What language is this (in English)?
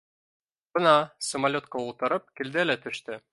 Bashkir